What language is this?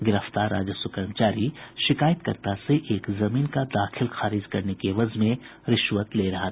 Hindi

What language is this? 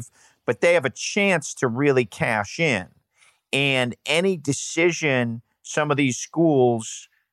English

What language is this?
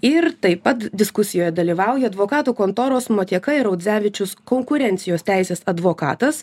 Lithuanian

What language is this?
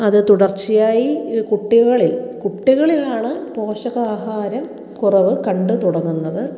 Malayalam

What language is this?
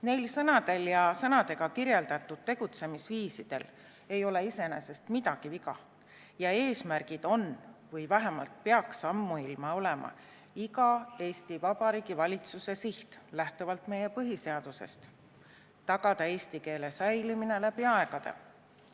Estonian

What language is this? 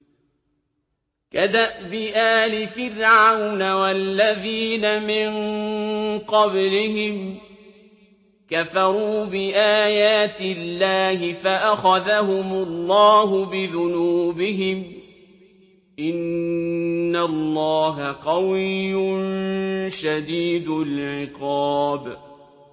Arabic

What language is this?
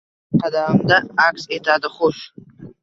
Uzbek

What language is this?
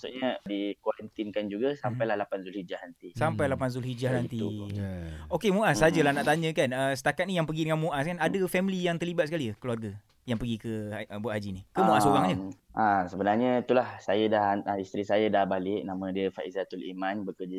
Malay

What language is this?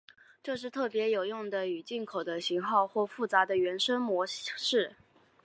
Chinese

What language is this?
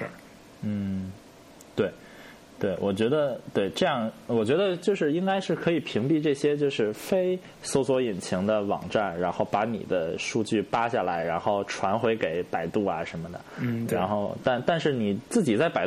Chinese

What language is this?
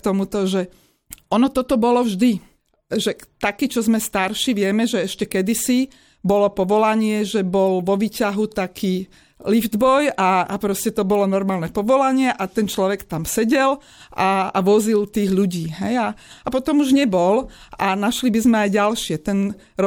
Slovak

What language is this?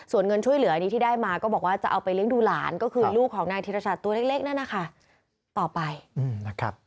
Thai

